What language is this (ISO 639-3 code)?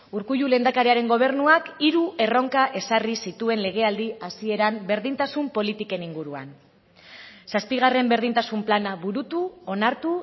eus